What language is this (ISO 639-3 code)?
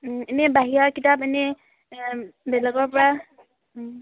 asm